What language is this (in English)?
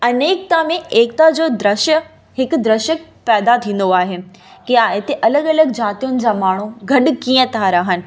Sindhi